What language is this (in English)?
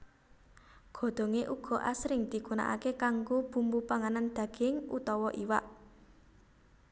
Javanese